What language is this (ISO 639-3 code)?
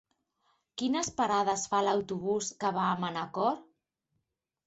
cat